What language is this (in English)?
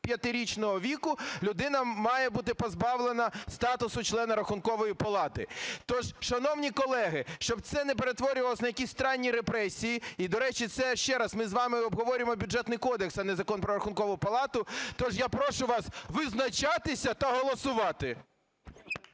Ukrainian